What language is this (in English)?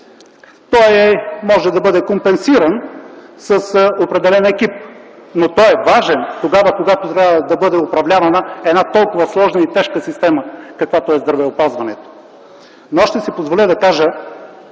Bulgarian